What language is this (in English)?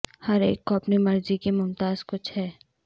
Urdu